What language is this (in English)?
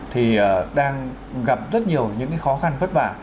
Vietnamese